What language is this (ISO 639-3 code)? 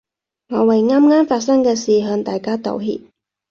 yue